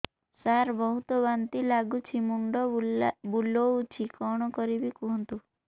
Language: Odia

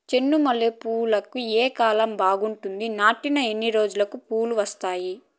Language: Telugu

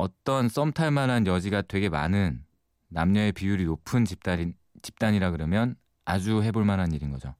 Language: Korean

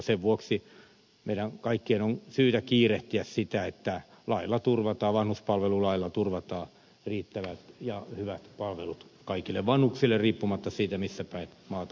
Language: Finnish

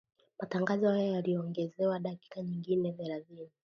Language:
Swahili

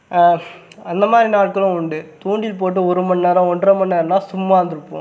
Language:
Tamil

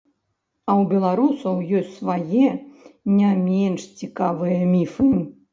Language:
Belarusian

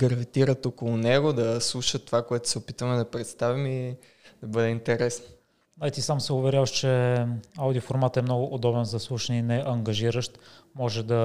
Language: Bulgarian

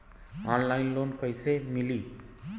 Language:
Bhojpuri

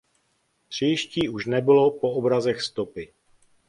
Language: Czech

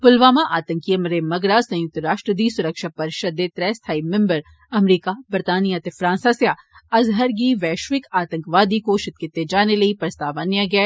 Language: Dogri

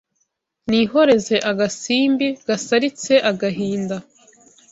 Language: Kinyarwanda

